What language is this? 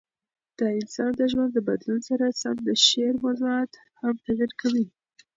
Pashto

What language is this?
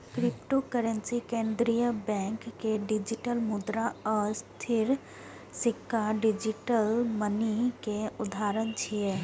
Maithili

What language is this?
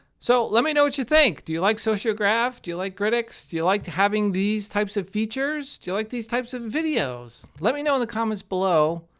English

